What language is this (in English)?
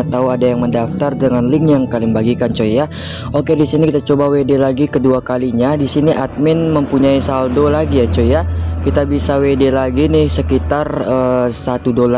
Indonesian